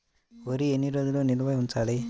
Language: Telugu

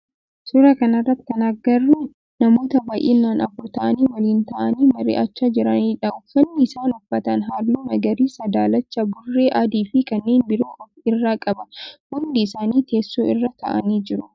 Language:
Oromo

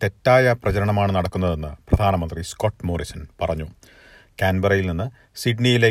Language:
Malayalam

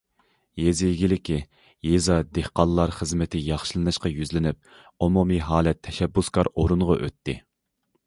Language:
Uyghur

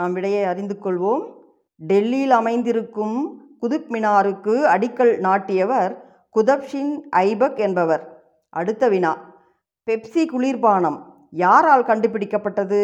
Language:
Tamil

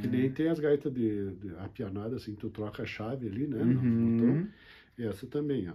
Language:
Portuguese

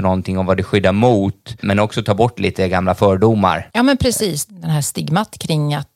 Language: Swedish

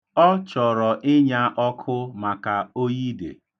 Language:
Igbo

